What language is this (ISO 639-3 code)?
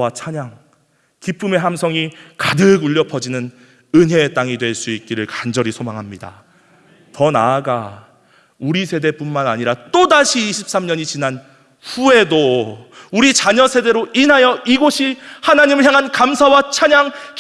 kor